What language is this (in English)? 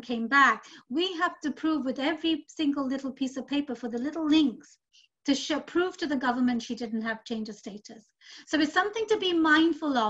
English